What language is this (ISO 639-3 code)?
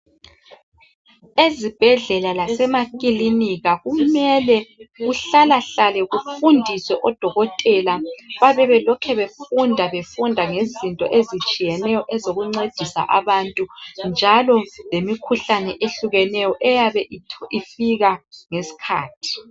nde